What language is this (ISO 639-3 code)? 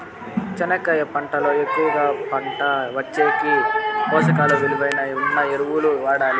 tel